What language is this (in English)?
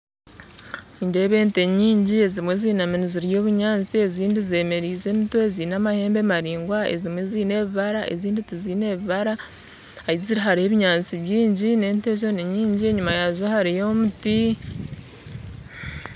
Nyankole